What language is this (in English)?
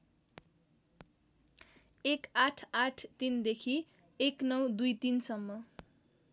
Nepali